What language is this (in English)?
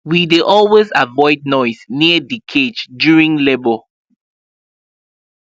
Nigerian Pidgin